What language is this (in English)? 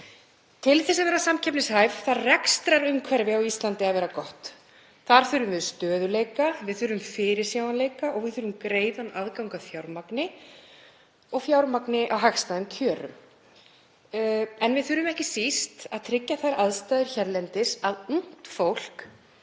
Icelandic